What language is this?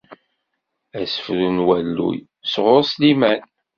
Kabyle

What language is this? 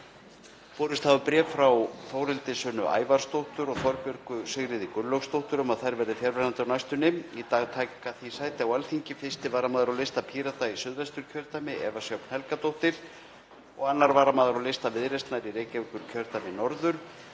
Icelandic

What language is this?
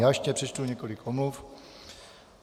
Czech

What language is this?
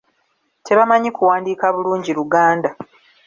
Ganda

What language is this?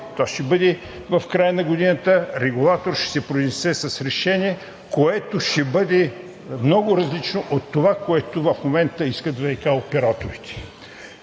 Bulgarian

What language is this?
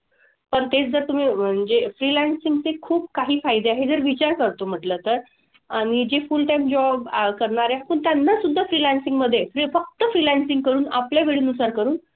Marathi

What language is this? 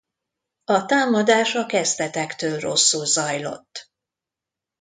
Hungarian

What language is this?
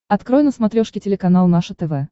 Russian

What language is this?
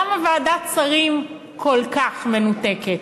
Hebrew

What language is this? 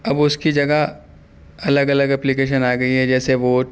Urdu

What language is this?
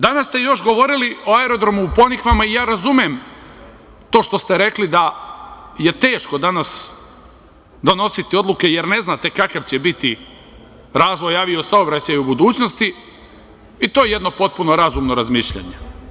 Serbian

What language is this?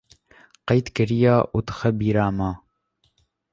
Kurdish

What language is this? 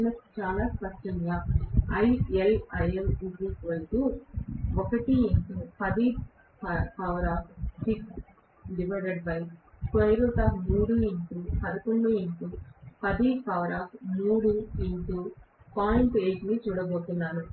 Telugu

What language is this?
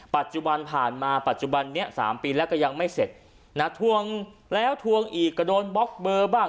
Thai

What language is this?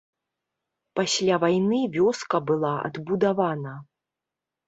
Belarusian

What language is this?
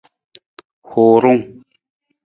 Nawdm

